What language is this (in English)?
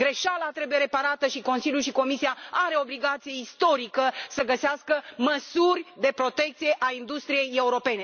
Romanian